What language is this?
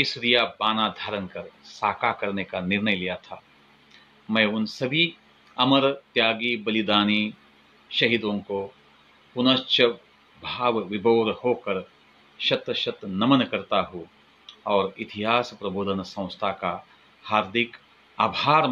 Hindi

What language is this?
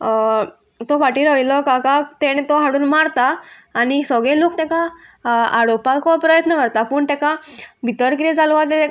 Konkani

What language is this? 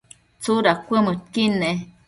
Matsés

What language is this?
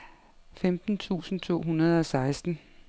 Danish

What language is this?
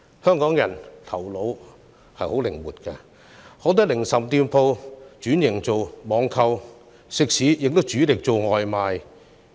Cantonese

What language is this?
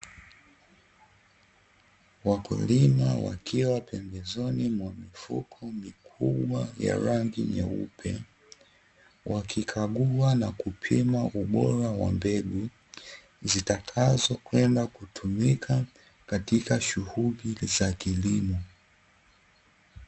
Swahili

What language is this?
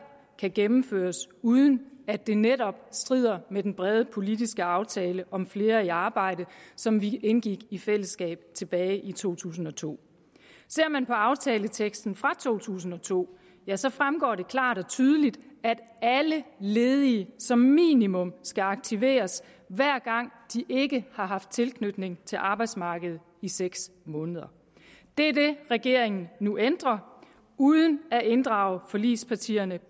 Danish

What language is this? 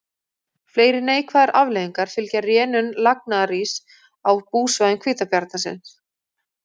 Icelandic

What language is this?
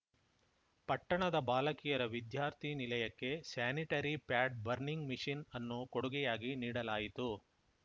Kannada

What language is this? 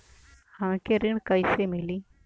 Bhojpuri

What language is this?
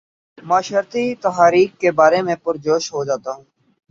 Urdu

